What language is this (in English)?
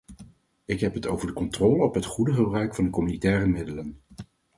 Dutch